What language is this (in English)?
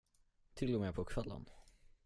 Swedish